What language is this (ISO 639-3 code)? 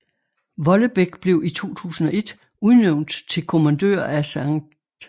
dan